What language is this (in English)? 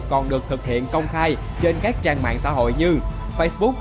Vietnamese